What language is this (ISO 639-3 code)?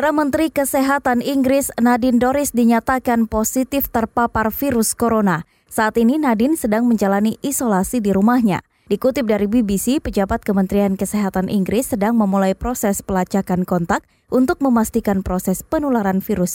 ind